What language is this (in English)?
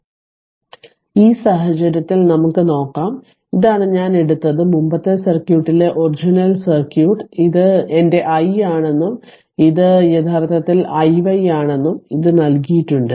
Malayalam